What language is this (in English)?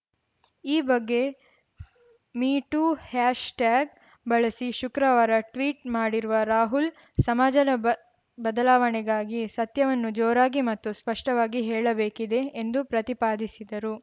Kannada